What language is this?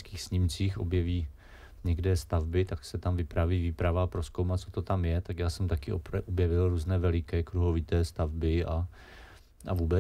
Czech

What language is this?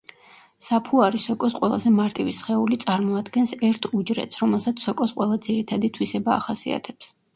Georgian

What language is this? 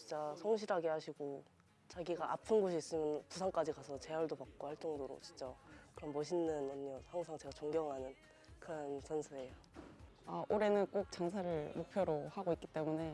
Korean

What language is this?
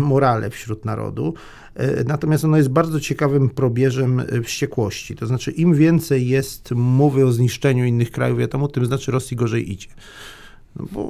Polish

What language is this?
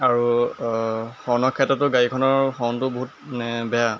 Assamese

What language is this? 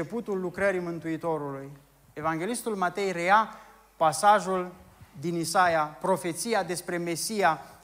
Romanian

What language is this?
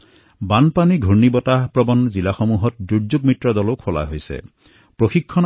Assamese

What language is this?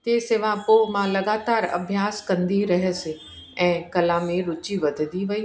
Sindhi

